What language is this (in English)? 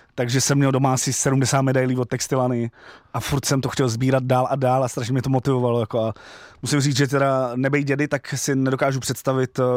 Czech